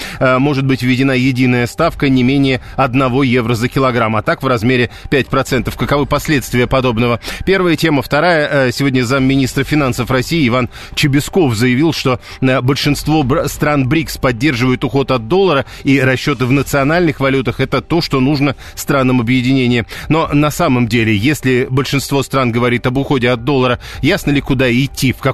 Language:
Russian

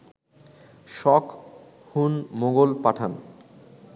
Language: Bangla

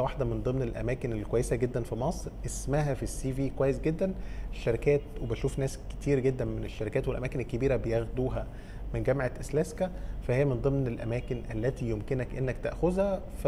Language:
Arabic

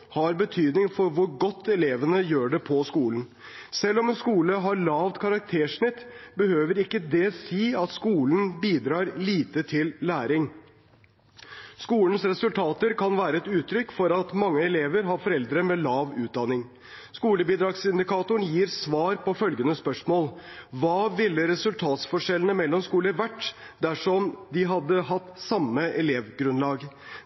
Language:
Norwegian Bokmål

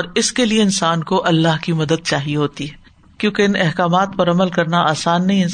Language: Urdu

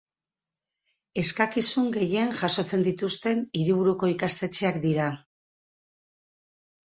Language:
Basque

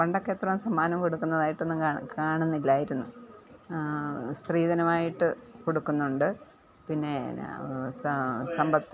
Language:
Malayalam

